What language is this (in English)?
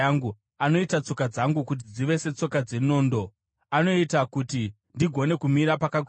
Shona